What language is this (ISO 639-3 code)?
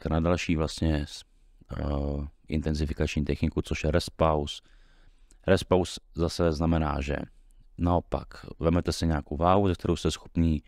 ces